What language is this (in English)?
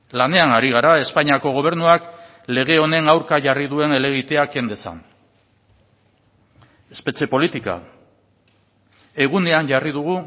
Basque